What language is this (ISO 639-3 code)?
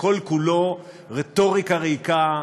heb